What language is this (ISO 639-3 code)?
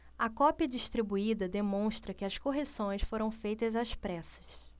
por